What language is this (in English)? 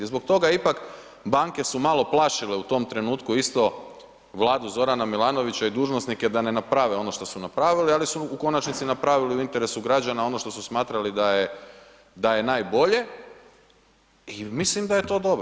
Croatian